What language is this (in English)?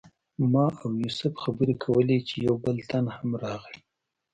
Pashto